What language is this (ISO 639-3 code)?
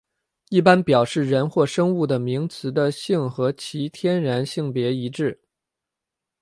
zho